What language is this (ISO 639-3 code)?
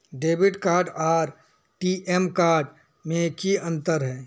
mag